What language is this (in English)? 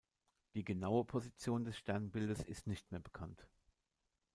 German